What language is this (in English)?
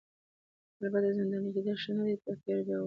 Pashto